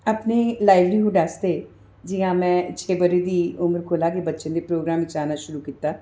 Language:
Dogri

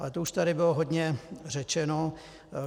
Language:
Czech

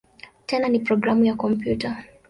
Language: Swahili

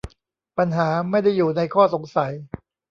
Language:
Thai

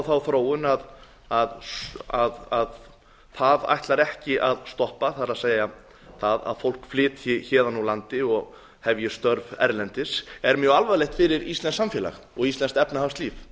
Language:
Icelandic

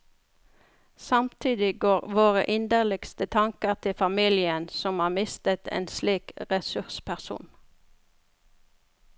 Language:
Norwegian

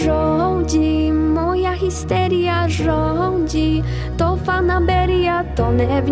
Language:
Polish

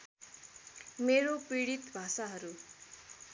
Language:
Nepali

